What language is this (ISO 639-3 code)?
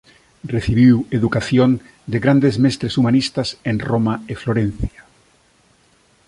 glg